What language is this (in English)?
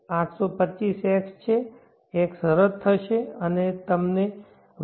Gujarati